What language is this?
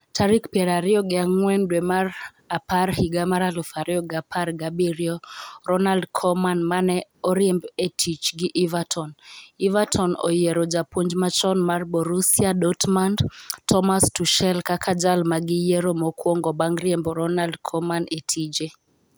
Luo (Kenya and Tanzania)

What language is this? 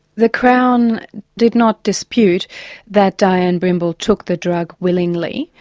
English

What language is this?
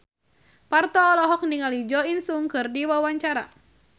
Sundanese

